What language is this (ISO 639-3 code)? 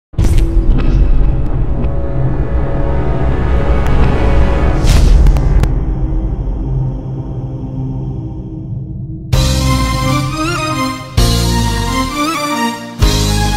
ind